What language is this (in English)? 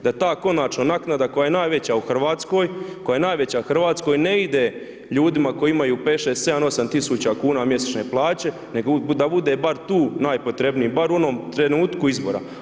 Croatian